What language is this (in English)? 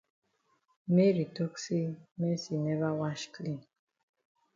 Cameroon Pidgin